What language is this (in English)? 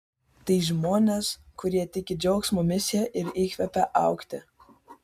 Lithuanian